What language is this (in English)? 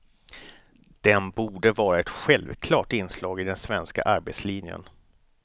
Swedish